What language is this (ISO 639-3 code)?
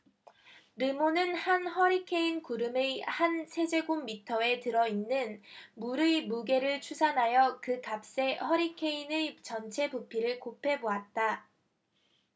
kor